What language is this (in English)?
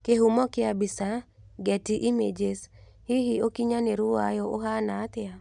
Kikuyu